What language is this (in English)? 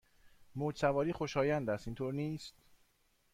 Persian